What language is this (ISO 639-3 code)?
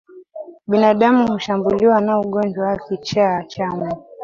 swa